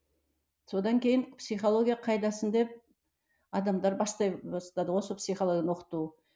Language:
Kazakh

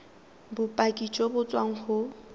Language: Tswana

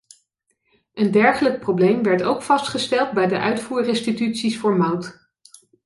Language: Dutch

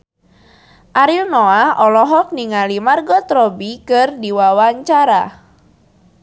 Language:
Sundanese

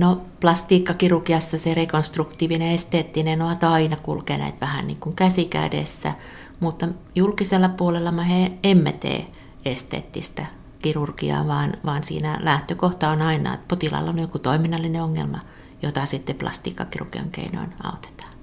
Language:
Finnish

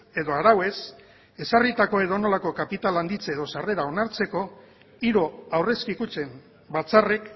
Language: Basque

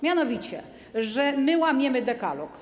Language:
Polish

